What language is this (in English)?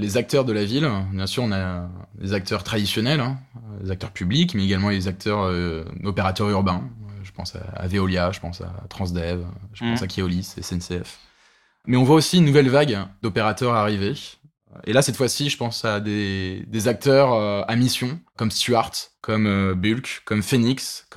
French